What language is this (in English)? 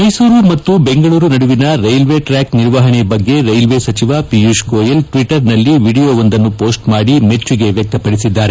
Kannada